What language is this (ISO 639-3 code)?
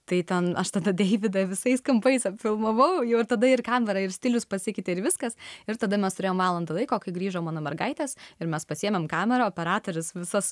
lit